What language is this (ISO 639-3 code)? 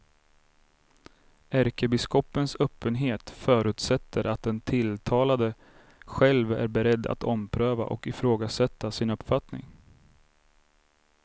swe